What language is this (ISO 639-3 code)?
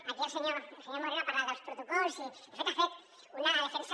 cat